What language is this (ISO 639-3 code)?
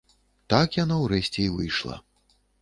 bel